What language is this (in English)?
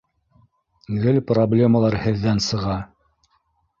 Bashkir